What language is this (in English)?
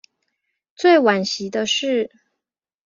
Chinese